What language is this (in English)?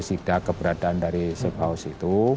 Indonesian